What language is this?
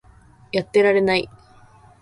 Japanese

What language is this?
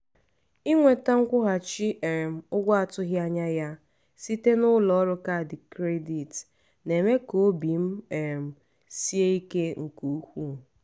Igbo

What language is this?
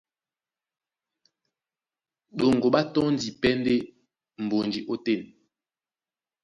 Duala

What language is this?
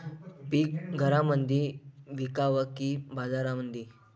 Marathi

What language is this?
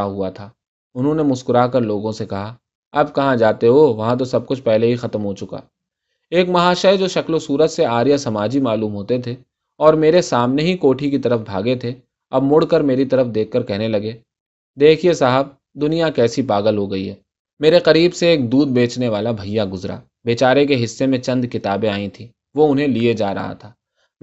Urdu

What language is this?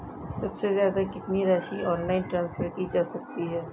Hindi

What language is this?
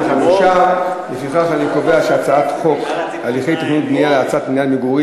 Hebrew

